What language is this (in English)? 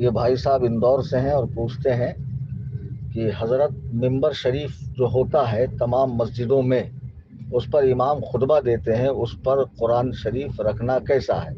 Arabic